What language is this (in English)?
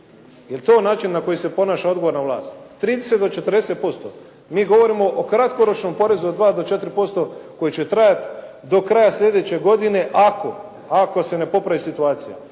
Croatian